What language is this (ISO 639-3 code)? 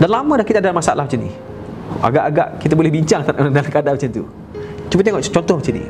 msa